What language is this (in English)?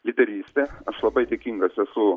Lithuanian